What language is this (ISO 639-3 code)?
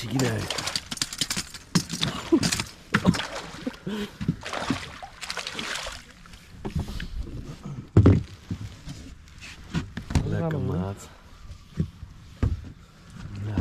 nld